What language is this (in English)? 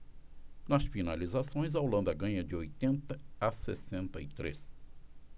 Portuguese